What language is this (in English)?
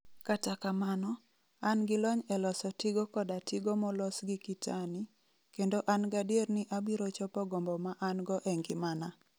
Luo (Kenya and Tanzania)